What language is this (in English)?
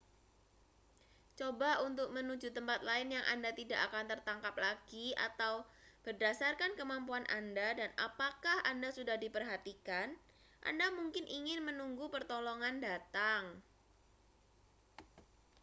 Indonesian